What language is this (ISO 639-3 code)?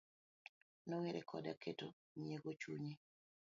luo